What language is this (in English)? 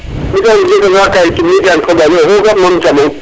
Serer